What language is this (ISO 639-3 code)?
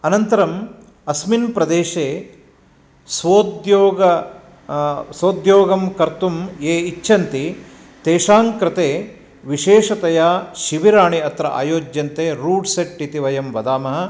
san